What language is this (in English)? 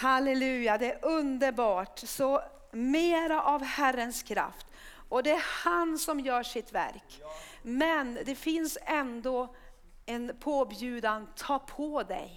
Swedish